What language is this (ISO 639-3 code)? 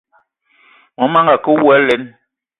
eto